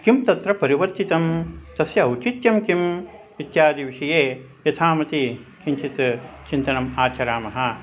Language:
Sanskrit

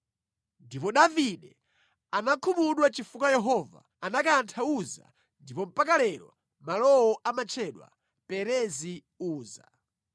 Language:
Nyanja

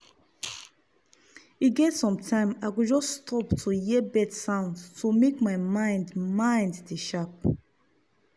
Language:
Nigerian Pidgin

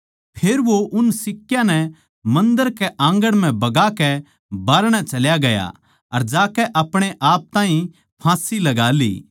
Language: Haryanvi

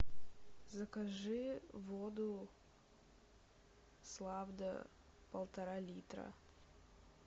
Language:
Russian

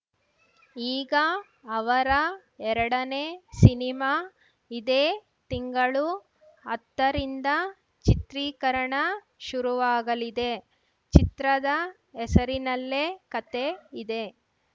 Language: Kannada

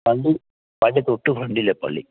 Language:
Malayalam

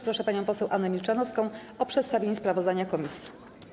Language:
Polish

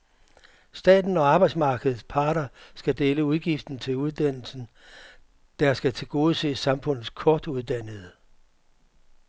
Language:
Danish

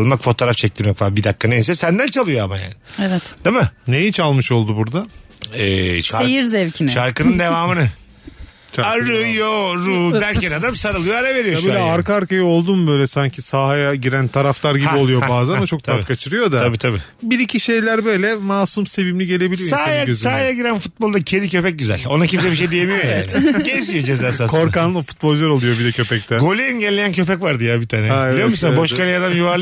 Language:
Turkish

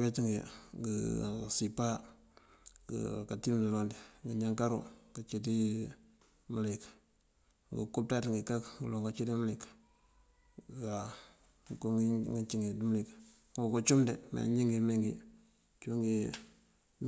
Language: Mandjak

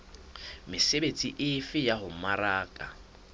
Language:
Southern Sotho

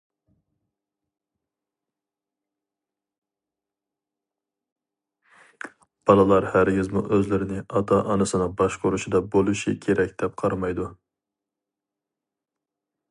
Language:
Uyghur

